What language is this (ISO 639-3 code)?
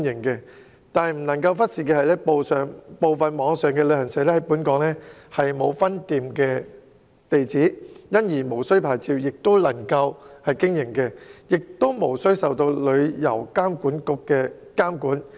yue